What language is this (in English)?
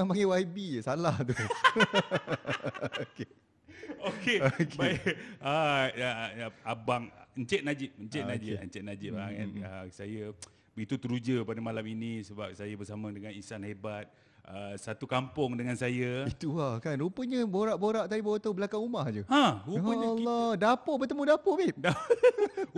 Malay